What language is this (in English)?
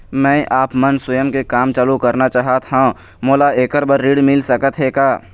Chhattisgarhi